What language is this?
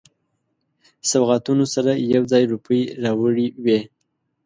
Pashto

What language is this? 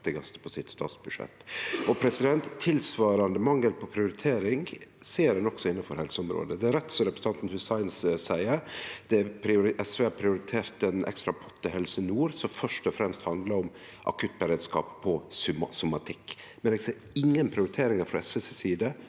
Norwegian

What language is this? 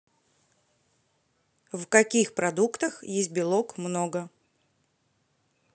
Russian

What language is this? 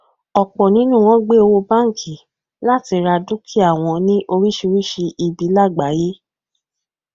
Yoruba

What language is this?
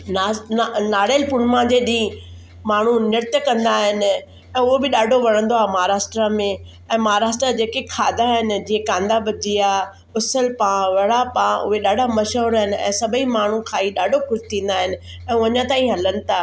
Sindhi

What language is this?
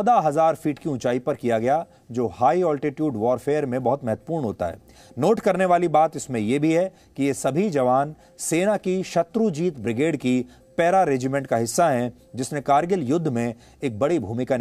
Hindi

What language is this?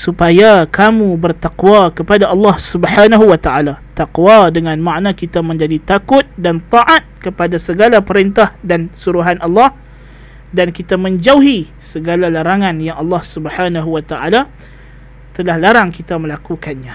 Malay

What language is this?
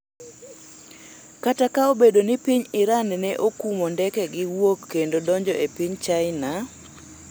Luo (Kenya and Tanzania)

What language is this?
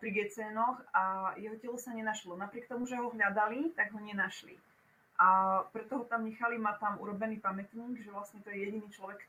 Czech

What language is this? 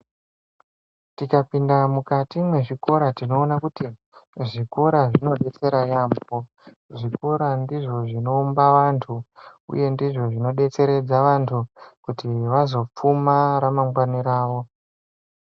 Ndau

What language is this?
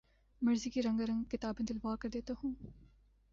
Urdu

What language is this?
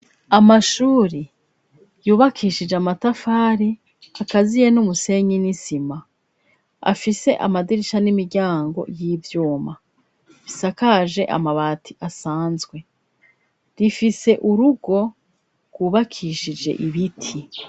Rundi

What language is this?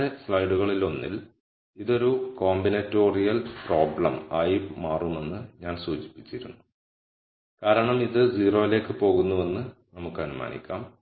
Malayalam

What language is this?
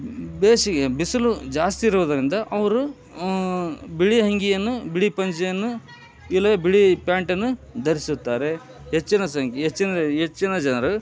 Kannada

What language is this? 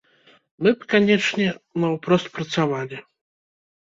Belarusian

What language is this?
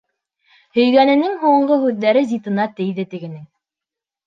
Bashkir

